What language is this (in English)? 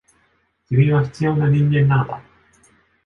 Japanese